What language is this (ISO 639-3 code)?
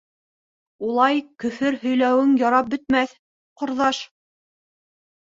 bak